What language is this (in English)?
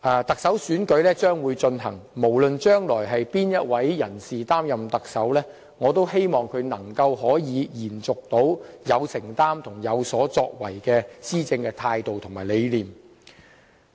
Cantonese